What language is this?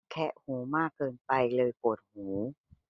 Thai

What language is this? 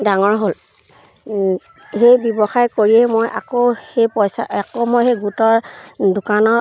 Assamese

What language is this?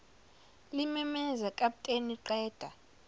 Zulu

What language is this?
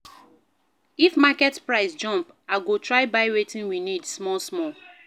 Nigerian Pidgin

